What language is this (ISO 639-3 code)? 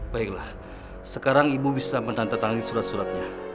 ind